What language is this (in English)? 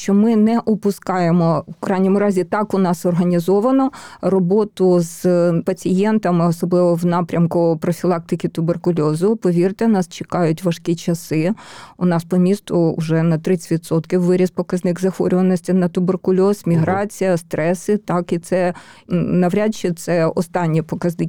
Ukrainian